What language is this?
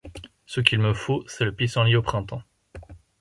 French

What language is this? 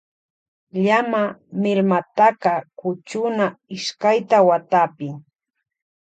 Loja Highland Quichua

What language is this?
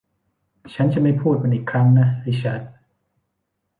Thai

